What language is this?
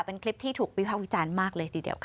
Thai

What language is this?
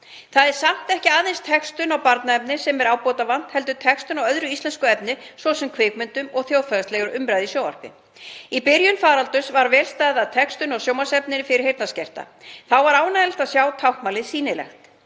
Icelandic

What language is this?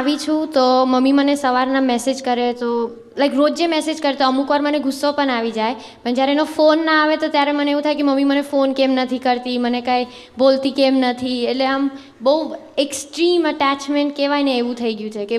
Gujarati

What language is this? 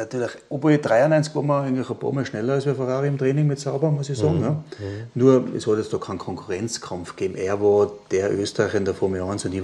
German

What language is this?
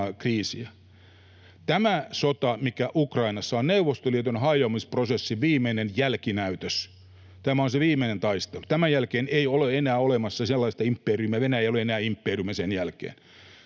Finnish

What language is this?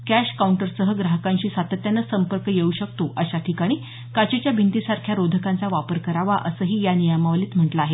Marathi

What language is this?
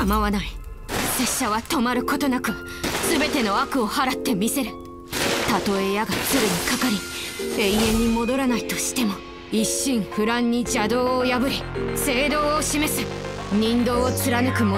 Japanese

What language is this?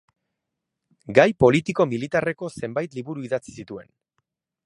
Basque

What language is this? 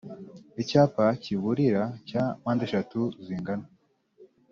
Kinyarwanda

